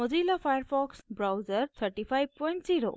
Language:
Hindi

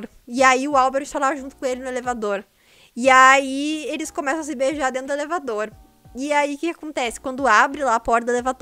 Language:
Portuguese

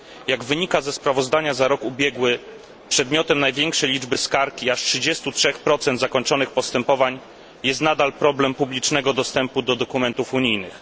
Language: Polish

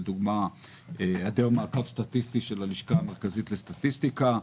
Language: Hebrew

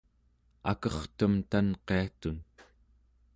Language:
Central Yupik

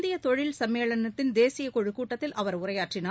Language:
Tamil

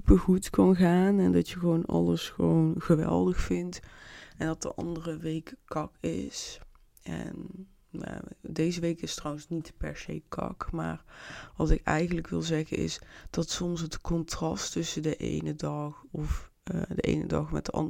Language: Dutch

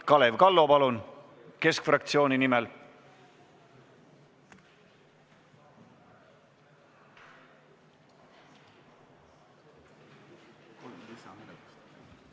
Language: Estonian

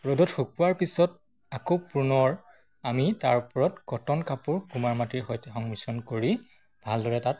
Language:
Assamese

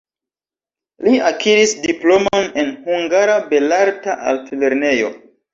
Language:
Esperanto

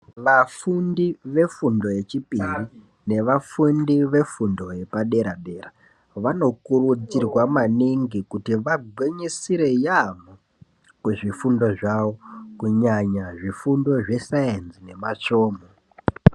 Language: Ndau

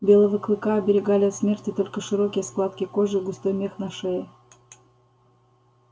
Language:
Russian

